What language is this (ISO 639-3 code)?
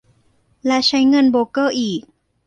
tha